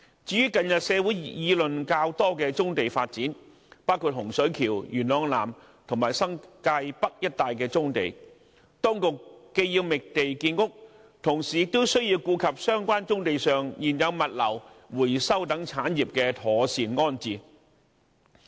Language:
Cantonese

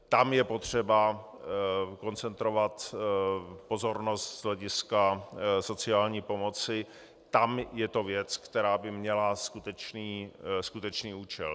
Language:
Czech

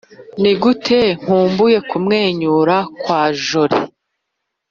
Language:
Kinyarwanda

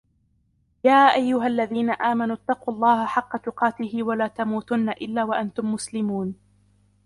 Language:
Arabic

